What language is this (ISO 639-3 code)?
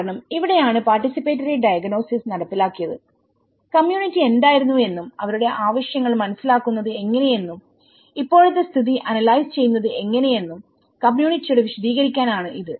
mal